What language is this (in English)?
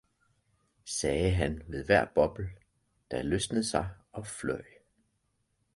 Danish